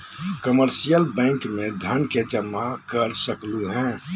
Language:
Magahi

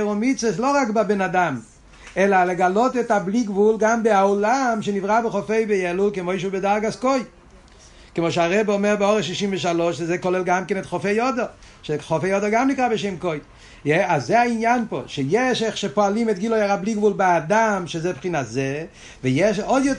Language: Hebrew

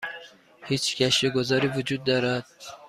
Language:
Persian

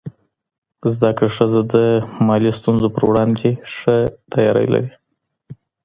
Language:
Pashto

